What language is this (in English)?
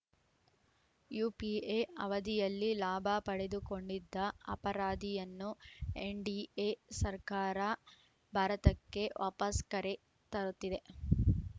Kannada